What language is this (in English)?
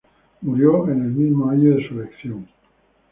Spanish